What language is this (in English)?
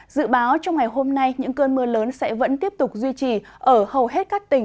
Vietnamese